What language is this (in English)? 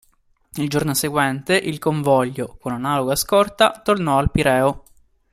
Italian